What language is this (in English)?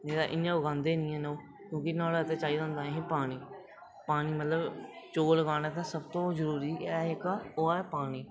Dogri